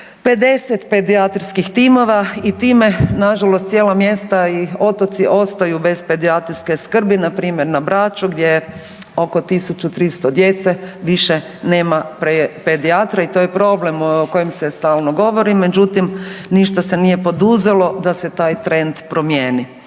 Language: Croatian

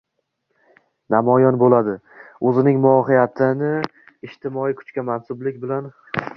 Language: Uzbek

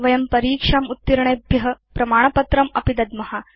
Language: Sanskrit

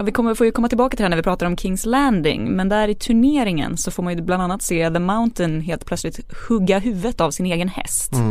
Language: Swedish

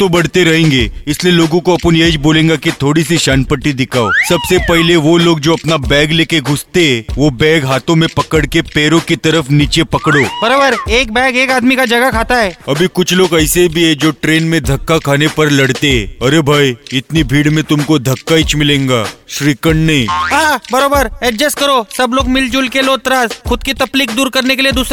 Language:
Hindi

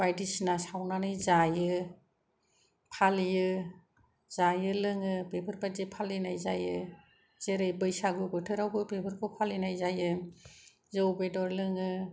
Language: Bodo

